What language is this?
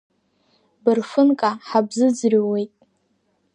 Abkhazian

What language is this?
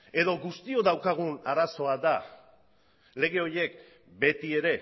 Basque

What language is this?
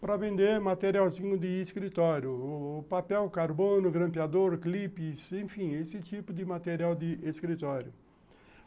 Portuguese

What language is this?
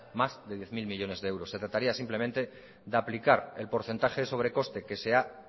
Spanish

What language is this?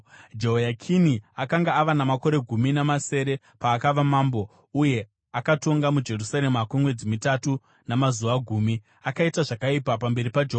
Shona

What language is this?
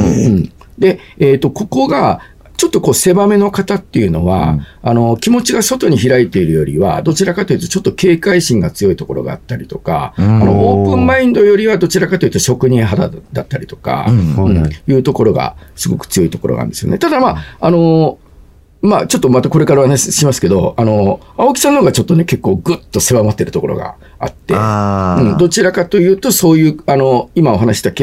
Japanese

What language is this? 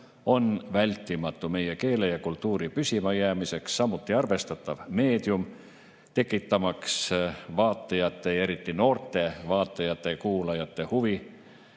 Estonian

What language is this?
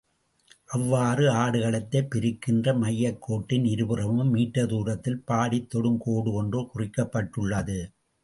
Tamil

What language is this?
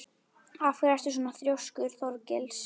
Icelandic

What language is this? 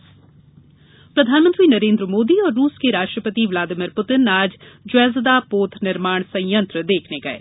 Hindi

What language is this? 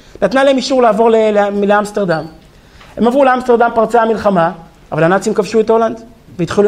Hebrew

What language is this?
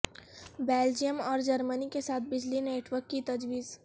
Urdu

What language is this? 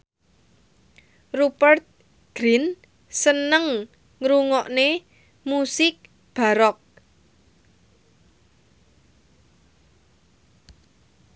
Javanese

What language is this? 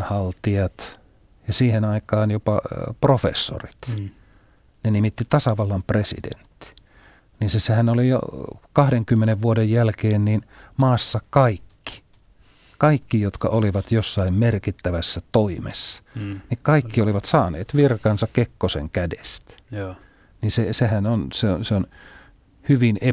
Finnish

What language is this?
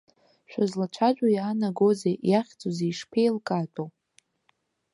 Abkhazian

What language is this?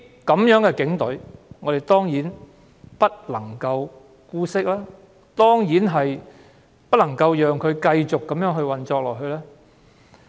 Cantonese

